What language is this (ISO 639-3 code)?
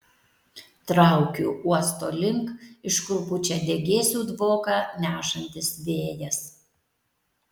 lit